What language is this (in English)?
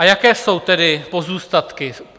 Czech